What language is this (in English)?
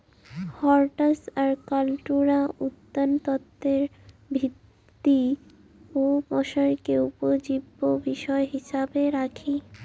Bangla